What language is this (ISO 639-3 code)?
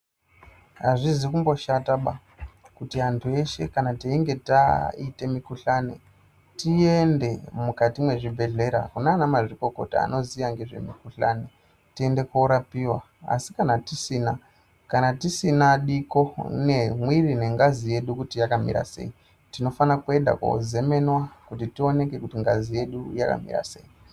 ndc